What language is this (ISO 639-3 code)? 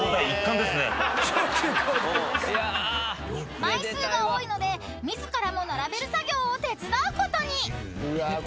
jpn